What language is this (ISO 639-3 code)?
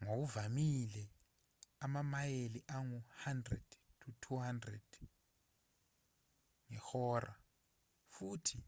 zul